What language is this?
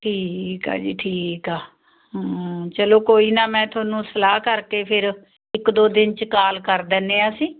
Punjabi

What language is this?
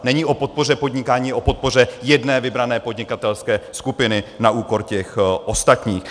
Czech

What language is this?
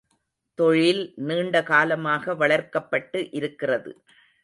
Tamil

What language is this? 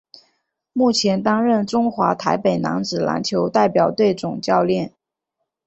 Chinese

